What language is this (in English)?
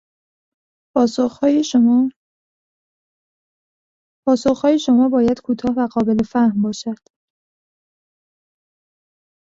Persian